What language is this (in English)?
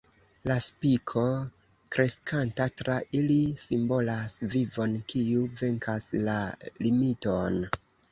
Esperanto